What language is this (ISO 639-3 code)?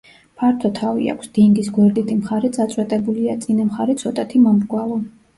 kat